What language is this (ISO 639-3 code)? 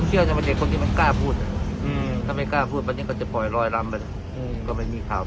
tha